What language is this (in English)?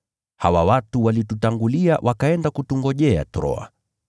Swahili